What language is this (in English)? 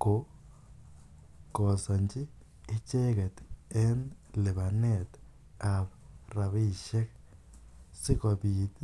Kalenjin